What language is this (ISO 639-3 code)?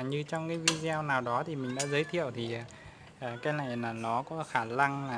vie